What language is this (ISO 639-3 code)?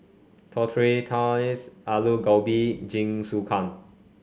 eng